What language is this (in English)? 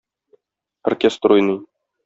Tatar